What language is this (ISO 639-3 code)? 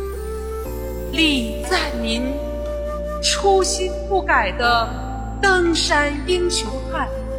zho